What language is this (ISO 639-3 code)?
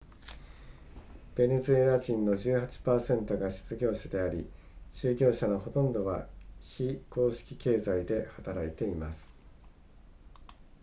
jpn